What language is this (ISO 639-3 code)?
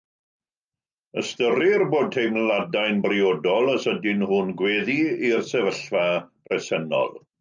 cym